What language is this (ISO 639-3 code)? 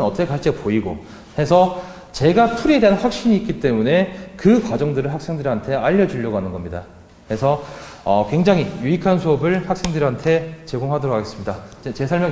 kor